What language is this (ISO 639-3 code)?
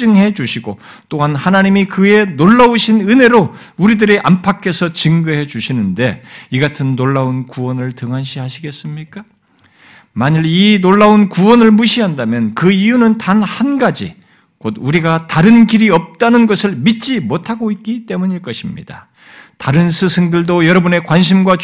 kor